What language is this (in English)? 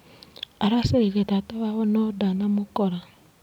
Kikuyu